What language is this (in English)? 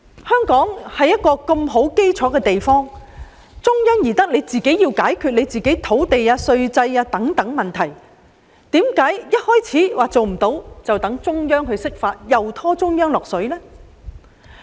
Cantonese